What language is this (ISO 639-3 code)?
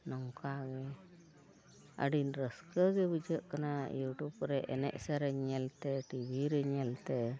sat